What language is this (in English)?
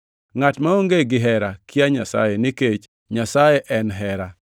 Luo (Kenya and Tanzania)